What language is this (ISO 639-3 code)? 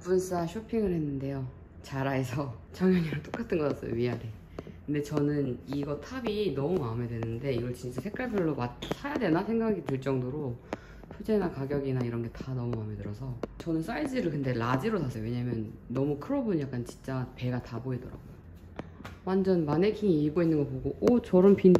kor